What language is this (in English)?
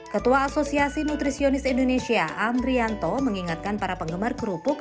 Indonesian